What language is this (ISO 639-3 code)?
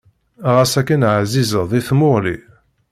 kab